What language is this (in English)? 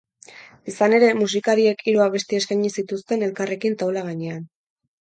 Basque